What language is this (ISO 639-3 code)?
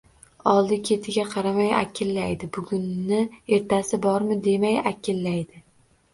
uzb